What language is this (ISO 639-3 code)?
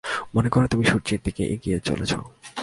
ben